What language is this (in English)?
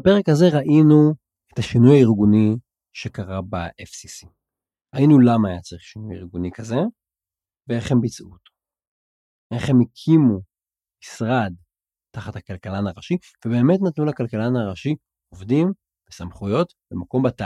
Hebrew